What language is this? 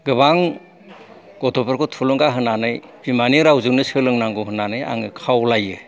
Bodo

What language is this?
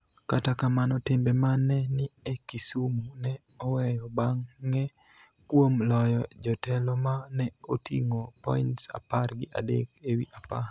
Luo (Kenya and Tanzania)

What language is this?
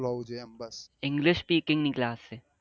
Gujarati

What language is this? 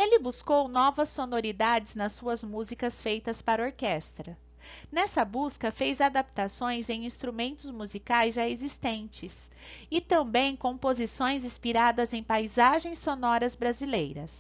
Portuguese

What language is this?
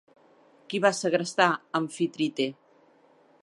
Catalan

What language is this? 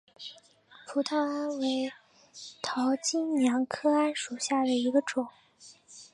Chinese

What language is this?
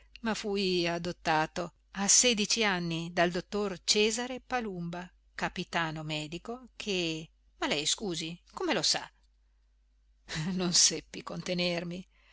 Italian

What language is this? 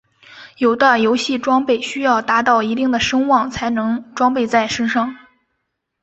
Chinese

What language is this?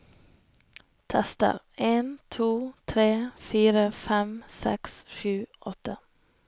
Norwegian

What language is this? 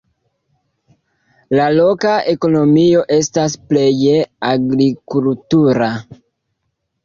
Esperanto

